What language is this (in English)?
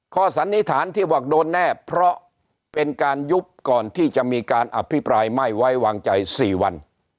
Thai